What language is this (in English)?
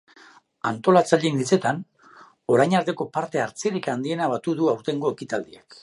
Basque